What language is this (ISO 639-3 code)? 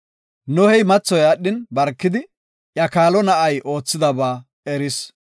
gof